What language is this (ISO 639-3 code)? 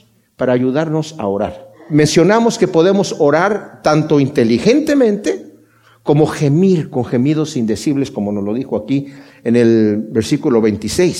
spa